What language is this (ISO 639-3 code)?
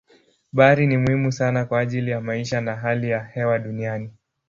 swa